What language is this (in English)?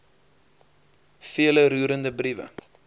Afrikaans